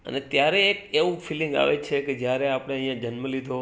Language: Gujarati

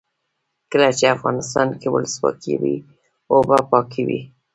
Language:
Pashto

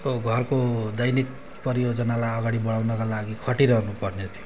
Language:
Nepali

